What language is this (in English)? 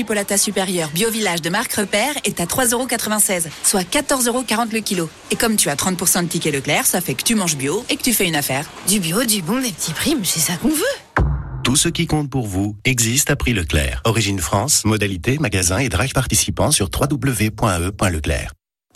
French